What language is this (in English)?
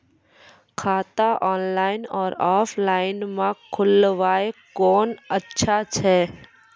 Maithili